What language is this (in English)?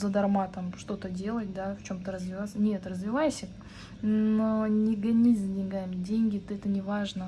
Russian